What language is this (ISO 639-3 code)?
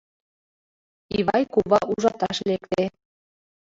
chm